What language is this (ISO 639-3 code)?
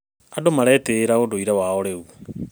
kik